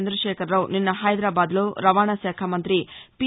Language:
Telugu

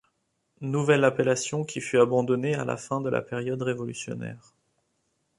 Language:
French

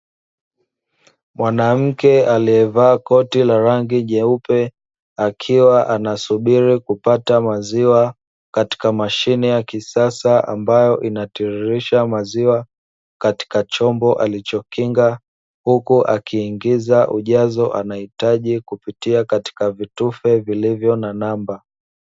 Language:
Swahili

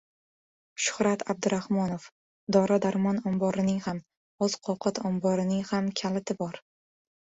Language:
Uzbek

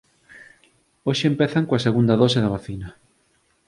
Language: Galician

